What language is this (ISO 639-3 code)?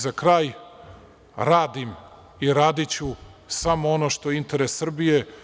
srp